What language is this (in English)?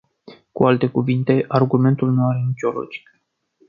Romanian